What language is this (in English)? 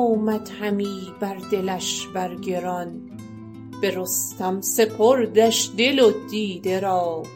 Persian